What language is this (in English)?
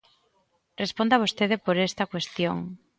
Galician